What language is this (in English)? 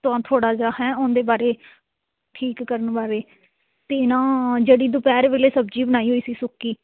Punjabi